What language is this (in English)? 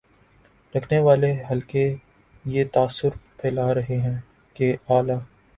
Urdu